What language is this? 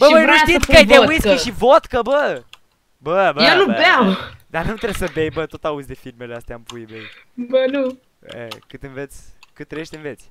Romanian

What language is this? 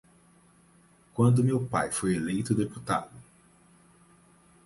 Portuguese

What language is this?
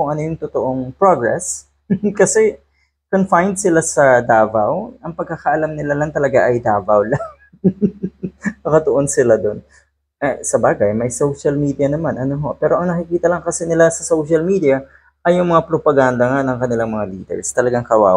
Filipino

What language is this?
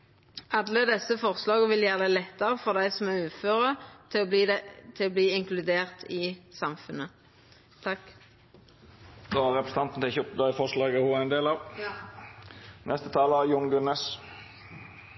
Norwegian Nynorsk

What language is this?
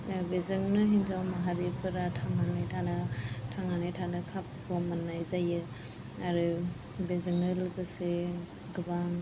Bodo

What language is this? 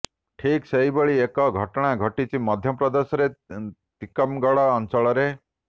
Odia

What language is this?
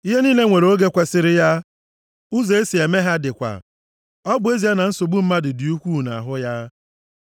Igbo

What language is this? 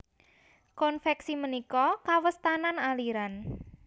Javanese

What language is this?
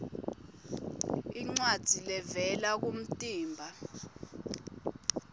Swati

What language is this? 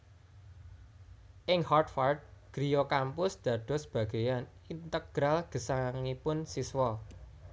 Javanese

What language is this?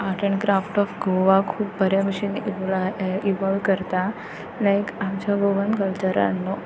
Konkani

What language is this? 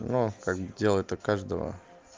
Russian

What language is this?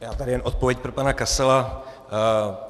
Czech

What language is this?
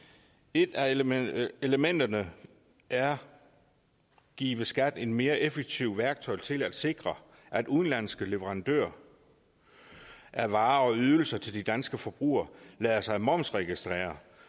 Danish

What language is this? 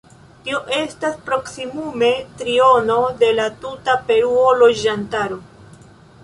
Esperanto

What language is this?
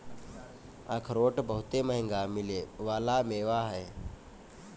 Bhojpuri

